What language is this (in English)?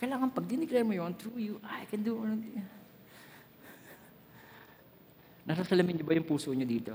Filipino